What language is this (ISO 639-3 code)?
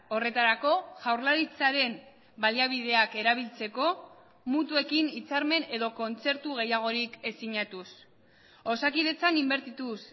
eus